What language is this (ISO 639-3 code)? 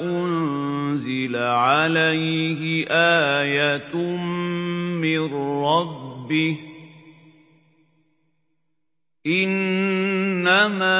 ara